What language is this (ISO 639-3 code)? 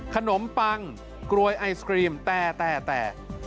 tha